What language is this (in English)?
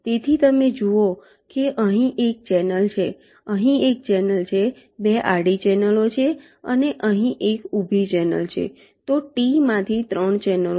Gujarati